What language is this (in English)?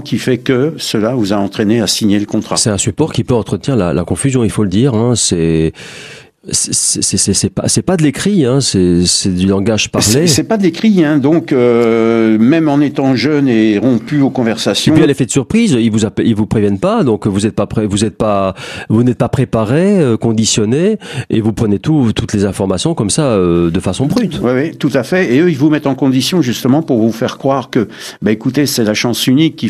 French